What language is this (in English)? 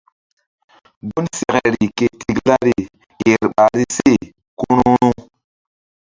Mbum